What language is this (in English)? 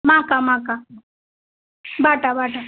Bangla